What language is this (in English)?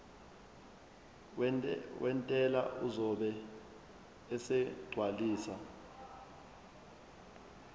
Zulu